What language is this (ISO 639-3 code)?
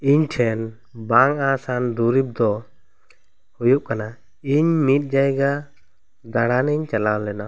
sat